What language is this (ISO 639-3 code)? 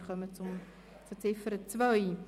gsw